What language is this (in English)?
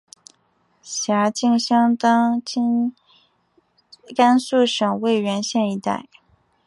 Chinese